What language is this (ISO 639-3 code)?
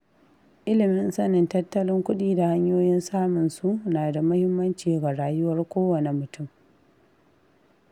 hau